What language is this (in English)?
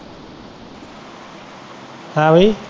Punjabi